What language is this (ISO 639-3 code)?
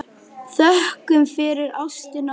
isl